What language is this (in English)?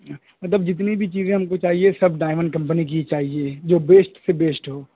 Urdu